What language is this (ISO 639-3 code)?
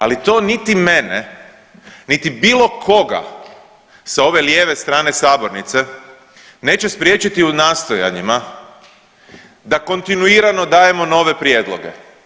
hrv